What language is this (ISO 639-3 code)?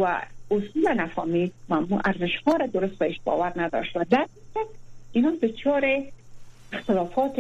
fas